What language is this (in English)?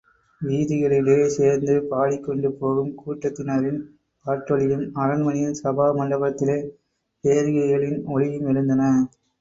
Tamil